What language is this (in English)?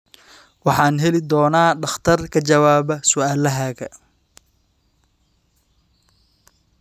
Somali